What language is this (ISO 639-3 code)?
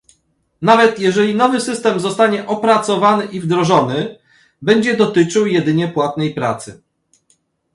pol